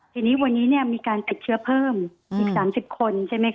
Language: Thai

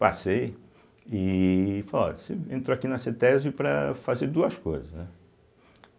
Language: Portuguese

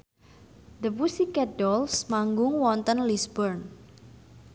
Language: Javanese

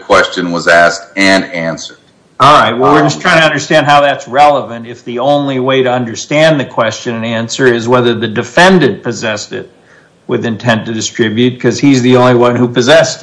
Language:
English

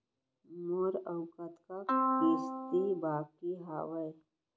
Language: Chhattisgarhi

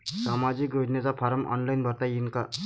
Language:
Marathi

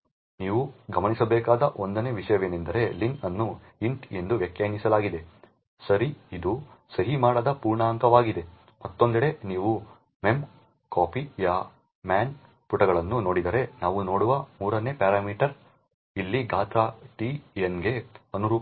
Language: Kannada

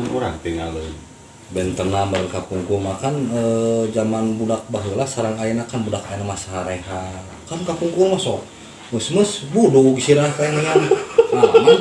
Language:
Indonesian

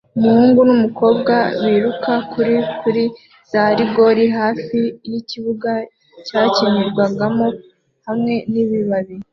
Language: Kinyarwanda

